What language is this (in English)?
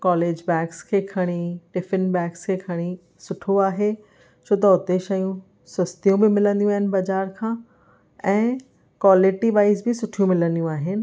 Sindhi